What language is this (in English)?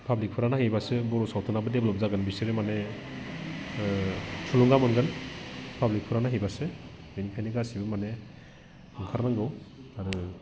Bodo